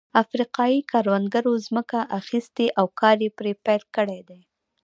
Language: Pashto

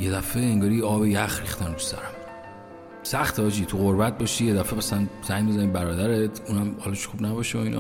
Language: Persian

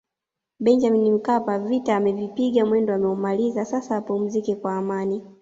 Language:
Swahili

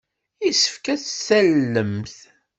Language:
Kabyle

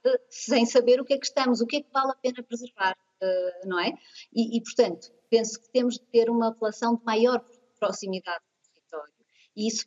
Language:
Portuguese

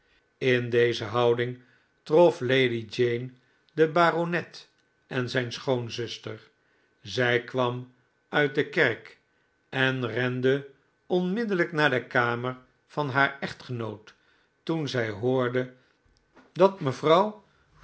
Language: Dutch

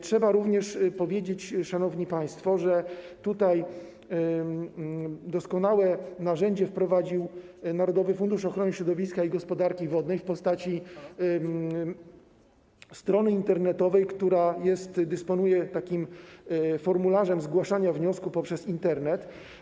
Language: Polish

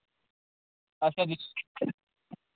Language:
Kashmiri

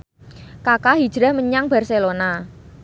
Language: Javanese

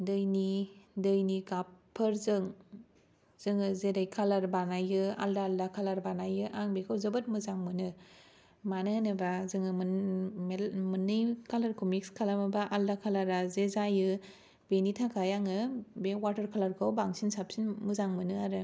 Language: Bodo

